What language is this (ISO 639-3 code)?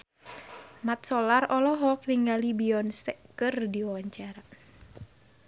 sun